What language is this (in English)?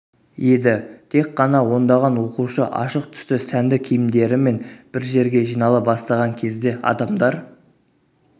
Kazakh